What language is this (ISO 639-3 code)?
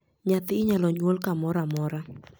luo